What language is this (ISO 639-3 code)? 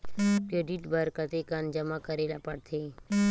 hne